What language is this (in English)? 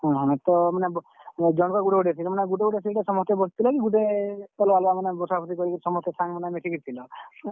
Odia